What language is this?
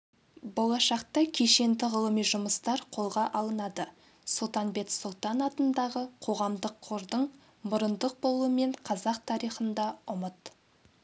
Kazakh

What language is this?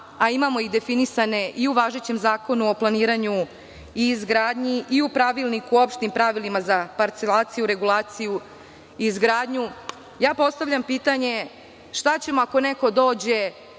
Serbian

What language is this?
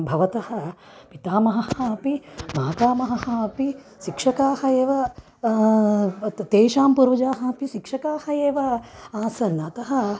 Sanskrit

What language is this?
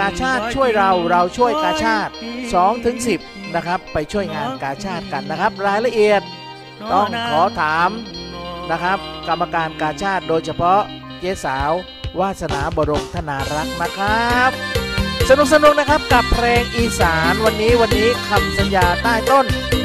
Thai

